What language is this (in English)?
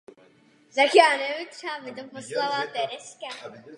Czech